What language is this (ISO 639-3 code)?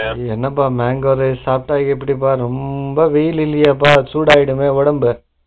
tam